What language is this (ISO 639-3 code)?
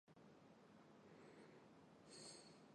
zho